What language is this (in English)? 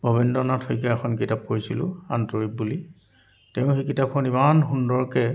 Assamese